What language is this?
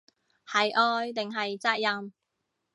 Cantonese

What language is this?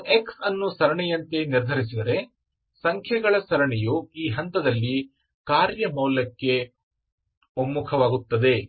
Kannada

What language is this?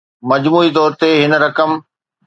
Sindhi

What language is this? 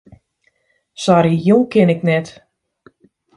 Western Frisian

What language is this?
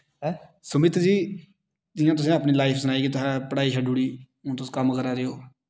Dogri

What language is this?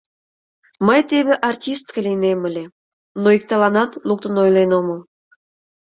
Mari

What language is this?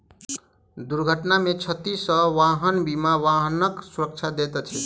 Maithili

